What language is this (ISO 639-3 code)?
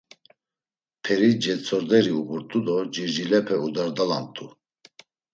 lzz